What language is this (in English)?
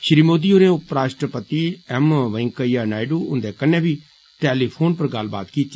Dogri